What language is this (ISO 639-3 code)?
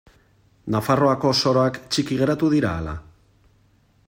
eus